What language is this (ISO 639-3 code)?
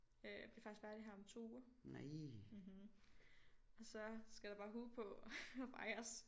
dan